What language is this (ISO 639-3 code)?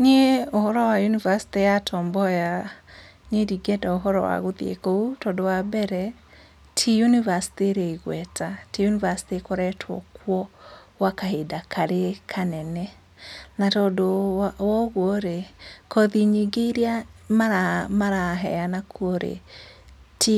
kik